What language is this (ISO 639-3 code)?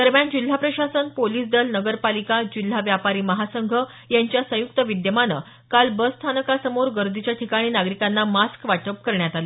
mar